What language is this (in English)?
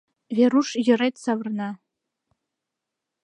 Mari